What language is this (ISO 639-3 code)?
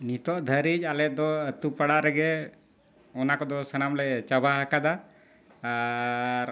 sat